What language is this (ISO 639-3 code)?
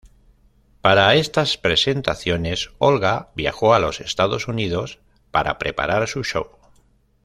spa